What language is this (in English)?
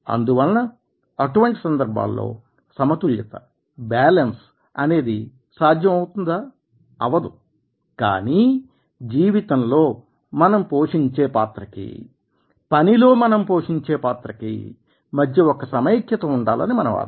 Telugu